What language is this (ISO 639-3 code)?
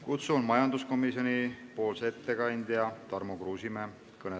est